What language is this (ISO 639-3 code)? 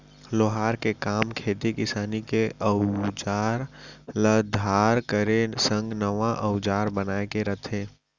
hne